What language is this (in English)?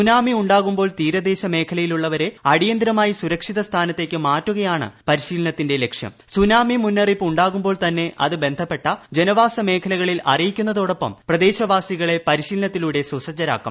Malayalam